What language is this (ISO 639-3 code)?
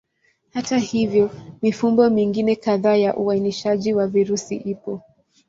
swa